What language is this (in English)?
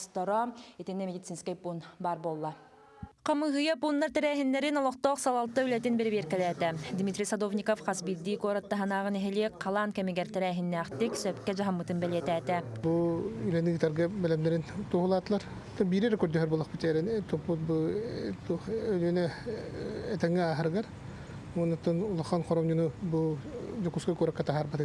Turkish